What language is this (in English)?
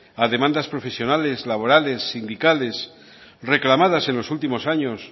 Spanish